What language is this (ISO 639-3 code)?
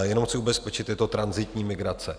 ces